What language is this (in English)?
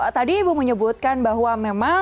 Indonesian